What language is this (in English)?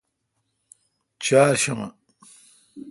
Kalkoti